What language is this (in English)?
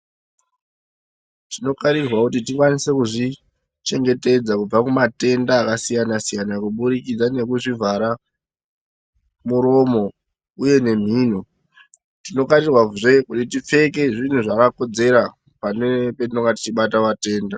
Ndau